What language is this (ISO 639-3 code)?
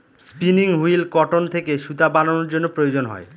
ben